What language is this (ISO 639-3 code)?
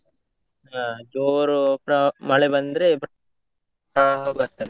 kan